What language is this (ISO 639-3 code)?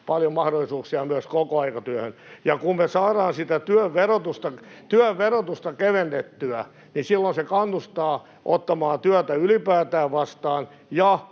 fin